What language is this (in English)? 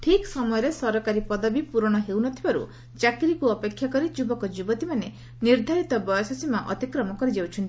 Odia